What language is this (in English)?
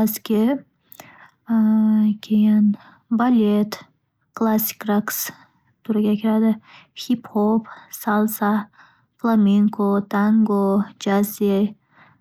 Uzbek